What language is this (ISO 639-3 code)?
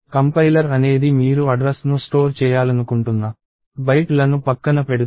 tel